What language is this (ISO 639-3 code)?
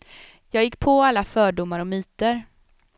swe